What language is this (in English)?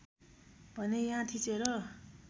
Nepali